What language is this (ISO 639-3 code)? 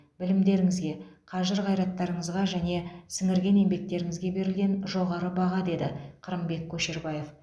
kaz